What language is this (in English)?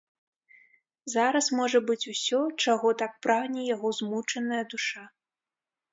Belarusian